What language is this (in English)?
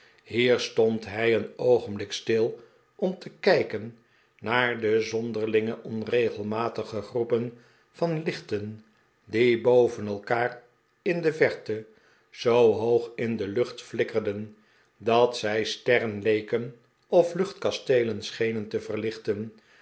Dutch